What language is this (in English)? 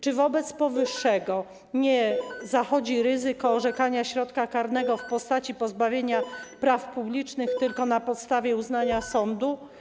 Polish